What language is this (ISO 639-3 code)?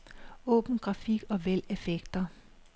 dan